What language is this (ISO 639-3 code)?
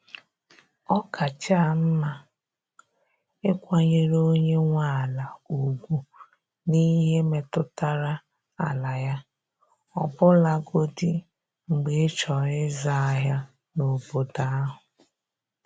ibo